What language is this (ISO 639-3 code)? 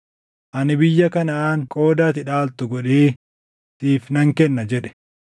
orm